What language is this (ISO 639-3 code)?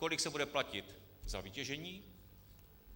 ces